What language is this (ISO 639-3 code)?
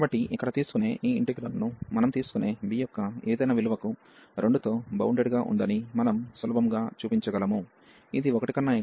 tel